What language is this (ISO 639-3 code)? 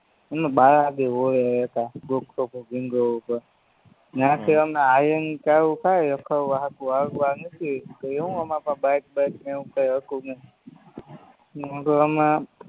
guj